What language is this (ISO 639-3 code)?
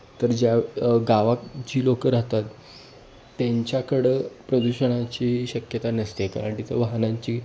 mar